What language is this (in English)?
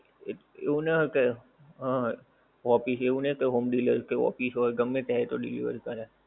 Gujarati